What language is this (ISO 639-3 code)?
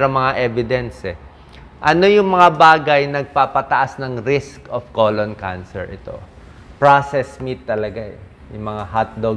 fil